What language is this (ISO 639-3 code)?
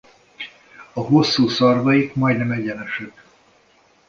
hun